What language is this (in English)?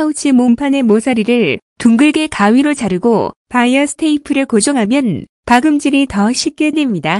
Korean